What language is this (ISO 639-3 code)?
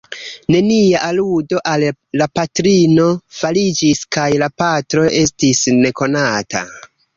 epo